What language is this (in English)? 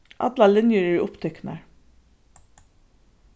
Faroese